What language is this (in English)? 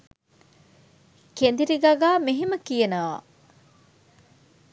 Sinhala